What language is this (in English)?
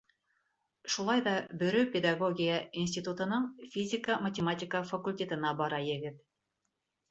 Bashkir